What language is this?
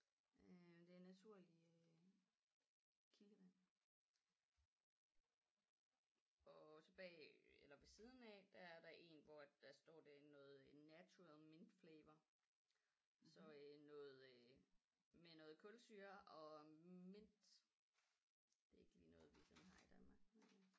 Danish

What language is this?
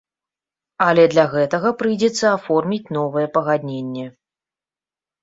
Belarusian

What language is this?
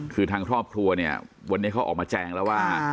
Thai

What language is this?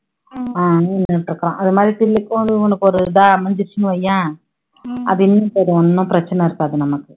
Tamil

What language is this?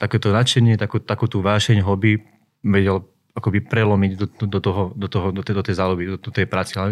Slovak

